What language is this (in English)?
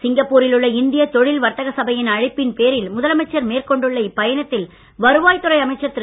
Tamil